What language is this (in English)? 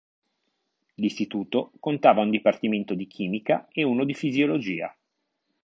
Italian